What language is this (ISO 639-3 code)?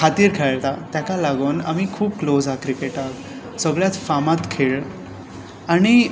kok